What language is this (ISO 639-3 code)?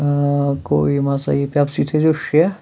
kas